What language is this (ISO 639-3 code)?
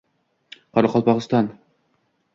uzb